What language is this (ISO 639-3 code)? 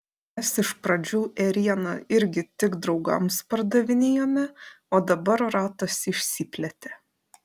lit